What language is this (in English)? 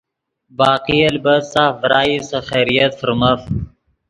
Yidgha